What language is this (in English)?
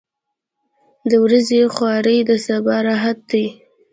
Pashto